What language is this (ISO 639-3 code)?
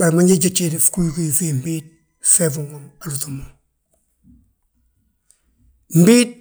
bjt